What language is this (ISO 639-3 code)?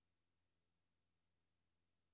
dan